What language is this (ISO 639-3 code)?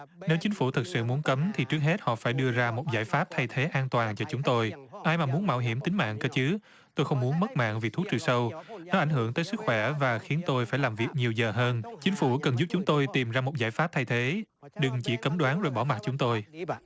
vie